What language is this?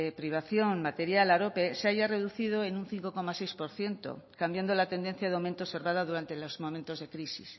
Spanish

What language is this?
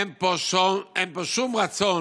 Hebrew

